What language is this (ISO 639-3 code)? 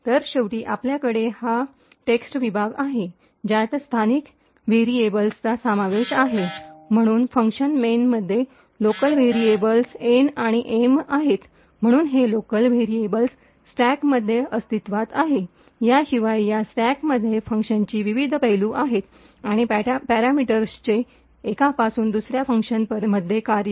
mar